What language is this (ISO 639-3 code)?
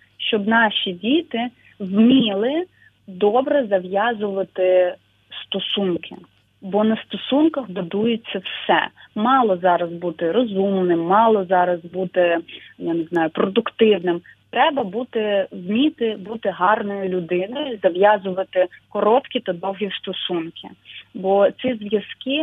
ukr